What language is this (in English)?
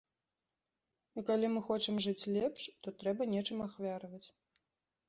Belarusian